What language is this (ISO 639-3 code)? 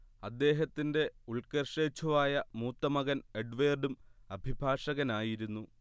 mal